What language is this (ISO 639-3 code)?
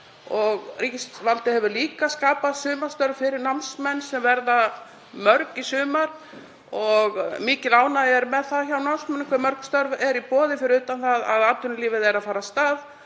isl